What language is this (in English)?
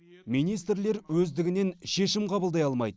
Kazakh